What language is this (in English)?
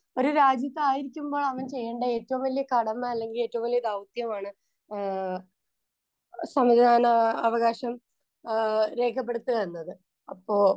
Malayalam